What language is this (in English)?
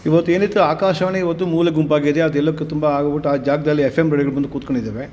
Kannada